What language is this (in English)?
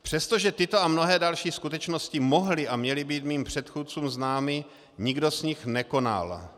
Czech